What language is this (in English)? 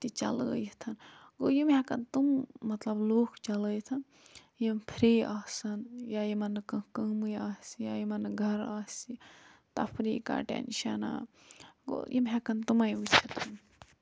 Kashmiri